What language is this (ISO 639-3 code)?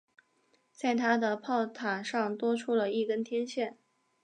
zho